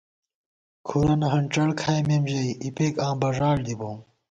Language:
Gawar-Bati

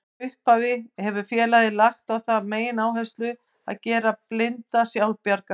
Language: Icelandic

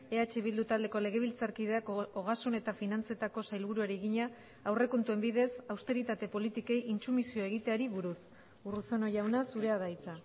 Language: Basque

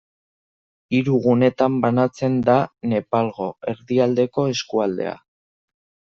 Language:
Basque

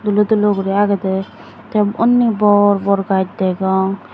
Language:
Chakma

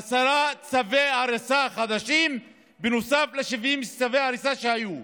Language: Hebrew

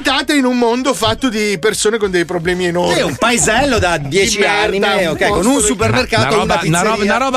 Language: Italian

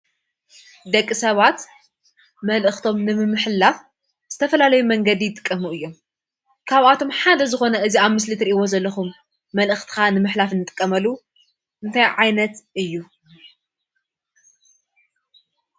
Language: Tigrinya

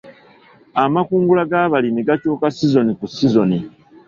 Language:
Ganda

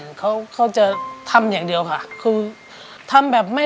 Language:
Thai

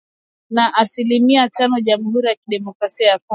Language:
Swahili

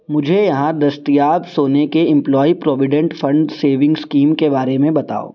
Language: Urdu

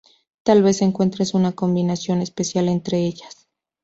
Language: Spanish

